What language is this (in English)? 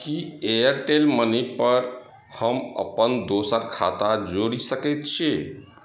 Maithili